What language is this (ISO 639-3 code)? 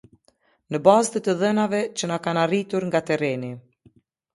sqi